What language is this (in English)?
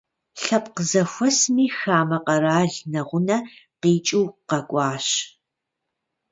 Kabardian